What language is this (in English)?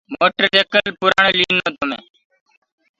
Gurgula